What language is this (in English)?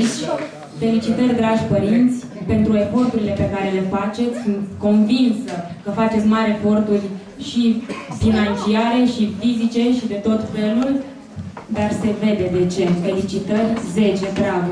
Romanian